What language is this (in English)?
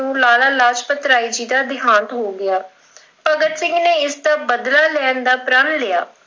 Punjabi